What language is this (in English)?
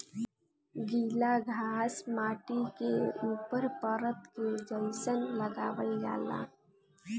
Bhojpuri